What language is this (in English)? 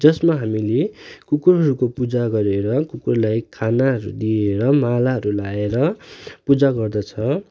Nepali